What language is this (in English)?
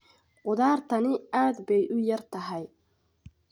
Somali